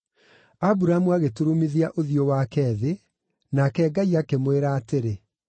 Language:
Kikuyu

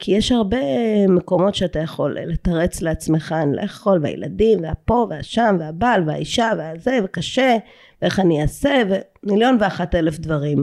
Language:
Hebrew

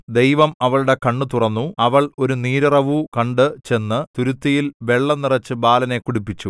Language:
Malayalam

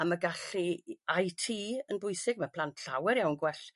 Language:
Welsh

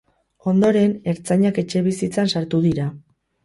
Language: Basque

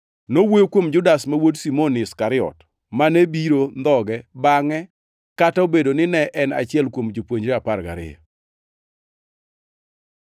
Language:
Luo (Kenya and Tanzania)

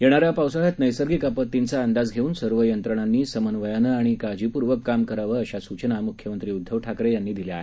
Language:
Marathi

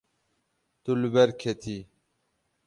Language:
Kurdish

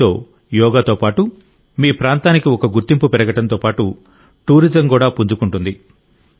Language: Telugu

